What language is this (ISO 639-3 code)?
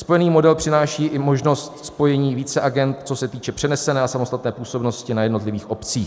ces